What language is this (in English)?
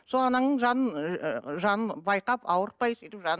Kazakh